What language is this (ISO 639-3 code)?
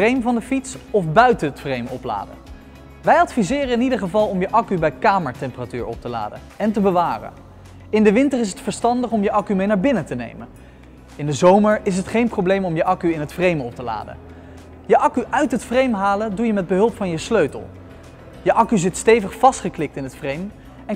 nld